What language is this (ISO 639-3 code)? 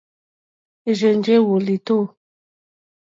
bri